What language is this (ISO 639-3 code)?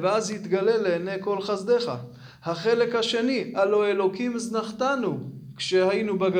heb